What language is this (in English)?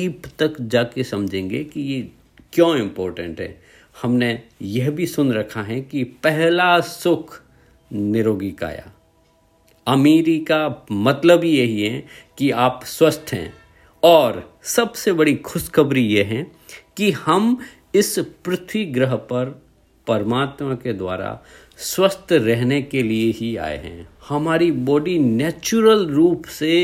Hindi